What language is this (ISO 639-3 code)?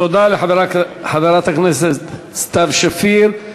heb